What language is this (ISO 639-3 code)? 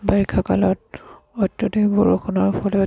asm